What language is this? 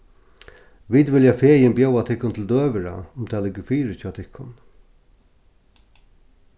Faroese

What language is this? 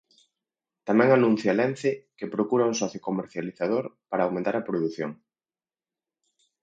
Galician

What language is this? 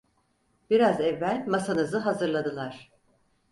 Turkish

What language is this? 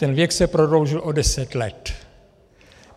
Czech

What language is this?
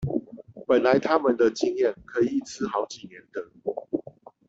Chinese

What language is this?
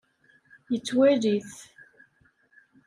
Kabyle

